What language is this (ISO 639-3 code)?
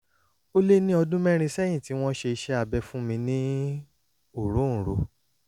yor